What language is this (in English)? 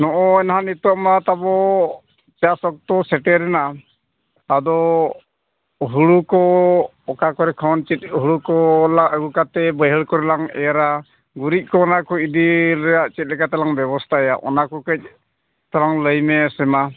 Santali